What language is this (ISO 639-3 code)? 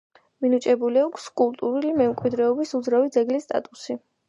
kat